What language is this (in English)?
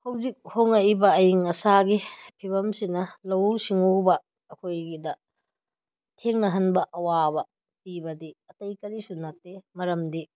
Manipuri